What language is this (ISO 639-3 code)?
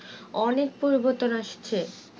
ben